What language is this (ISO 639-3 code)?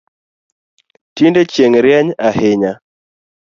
luo